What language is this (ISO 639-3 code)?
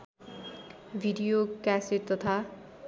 nep